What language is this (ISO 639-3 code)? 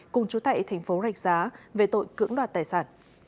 vie